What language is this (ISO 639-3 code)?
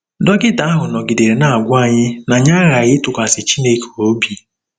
ibo